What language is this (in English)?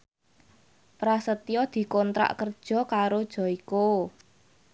Javanese